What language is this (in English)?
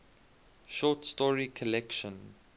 English